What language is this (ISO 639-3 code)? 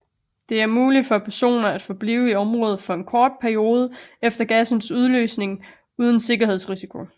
dan